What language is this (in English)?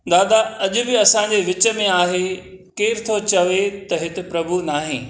Sindhi